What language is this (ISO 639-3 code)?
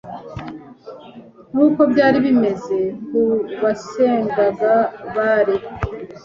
kin